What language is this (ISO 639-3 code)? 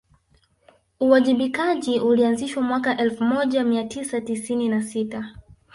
swa